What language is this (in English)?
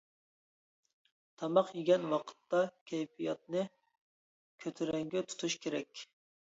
Uyghur